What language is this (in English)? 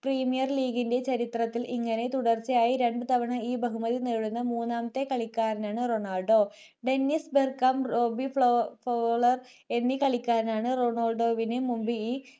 Malayalam